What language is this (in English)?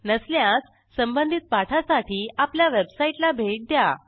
Marathi